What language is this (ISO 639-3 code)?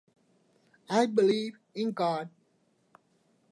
eng